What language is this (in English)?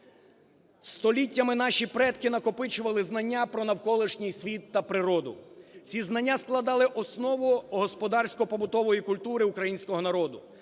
Ukrainian